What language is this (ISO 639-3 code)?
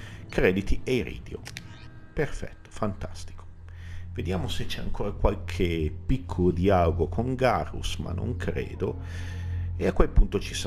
ita